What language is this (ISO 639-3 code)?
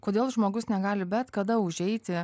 lit